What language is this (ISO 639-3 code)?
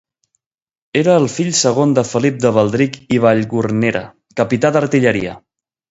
cat